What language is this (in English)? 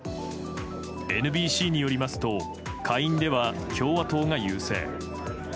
Japanese